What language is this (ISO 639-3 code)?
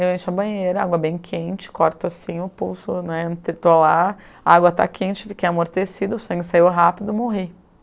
por